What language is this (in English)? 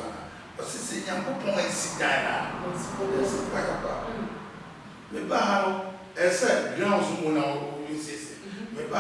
English